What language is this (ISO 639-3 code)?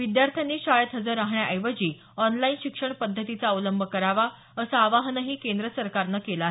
mar